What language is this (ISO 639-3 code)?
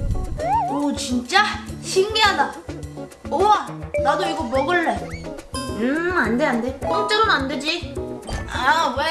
kor